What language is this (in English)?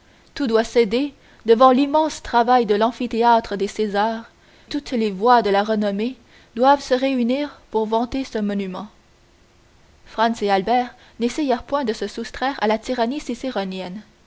French